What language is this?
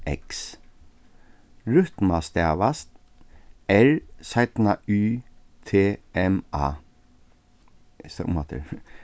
Faroese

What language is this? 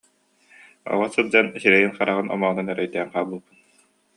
Yakut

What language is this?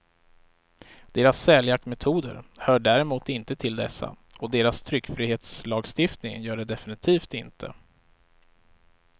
Swedish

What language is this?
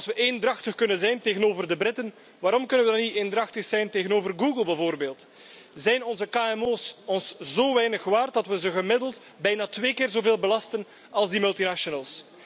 Dutch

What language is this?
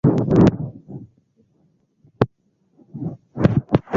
Swahili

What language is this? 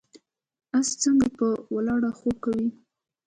Pashto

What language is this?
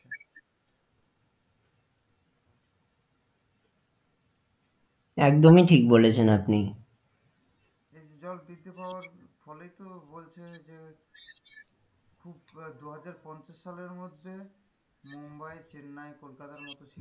Bangla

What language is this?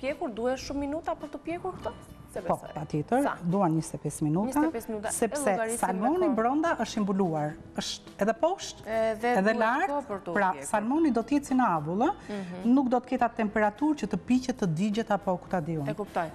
Romanian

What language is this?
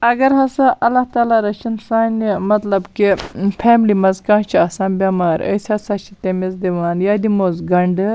Kashmiri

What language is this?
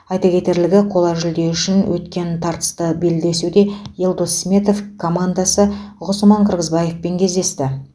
Kazakh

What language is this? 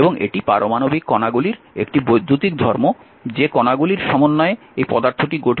Bangla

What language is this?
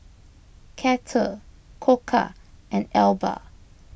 English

